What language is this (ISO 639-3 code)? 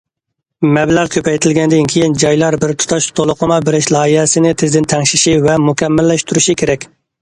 uig